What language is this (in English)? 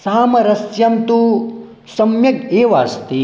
Sanskrit